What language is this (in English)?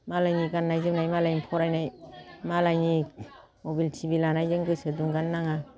Bodo